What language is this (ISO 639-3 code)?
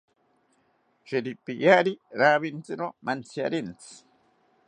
cpy